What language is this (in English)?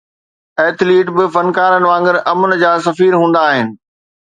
Sindhi